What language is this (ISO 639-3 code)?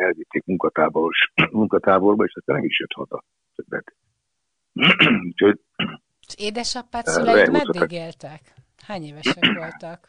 hun